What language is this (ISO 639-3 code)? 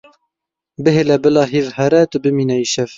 kur